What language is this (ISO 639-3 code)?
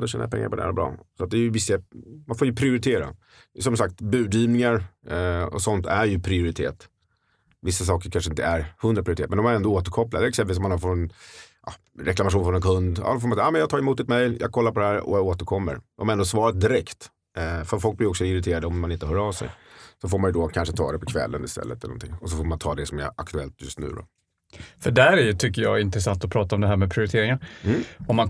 swe